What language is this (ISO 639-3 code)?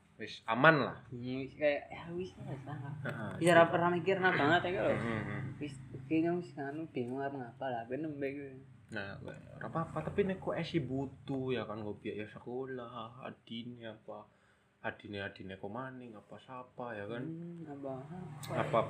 ind